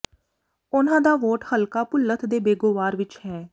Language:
Punjabi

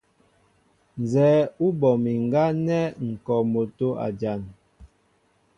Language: Mbo (Cameroon)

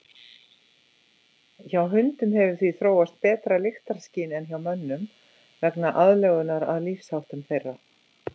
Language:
Icelandic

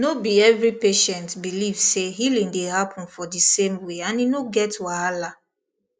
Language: Nigerian Pidgin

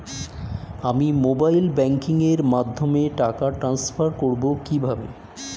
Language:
Bangla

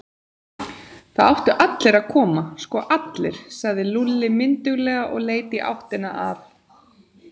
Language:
Icelandic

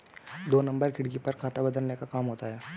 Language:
Hindi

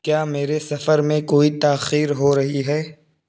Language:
Urdu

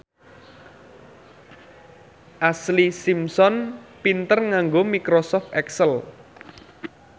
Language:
Javanese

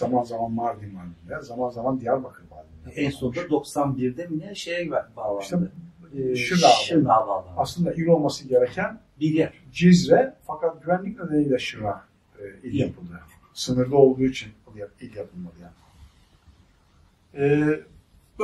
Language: Turkish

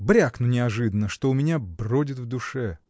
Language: Russian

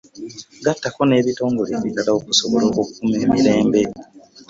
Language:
Ganda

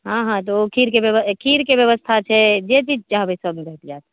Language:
Maithili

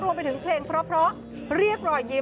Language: Thai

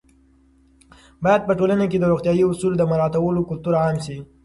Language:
Pashto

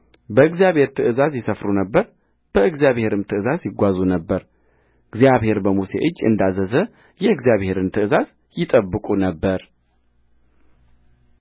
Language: Amharic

